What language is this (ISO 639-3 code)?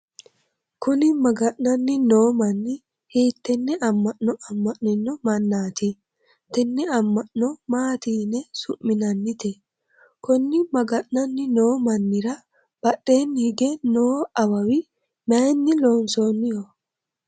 sid